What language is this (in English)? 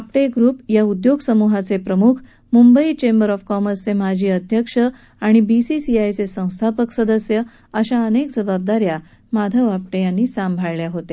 Marathi